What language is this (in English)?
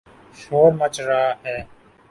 Urdu